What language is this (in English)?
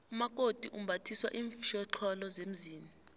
South Ndebele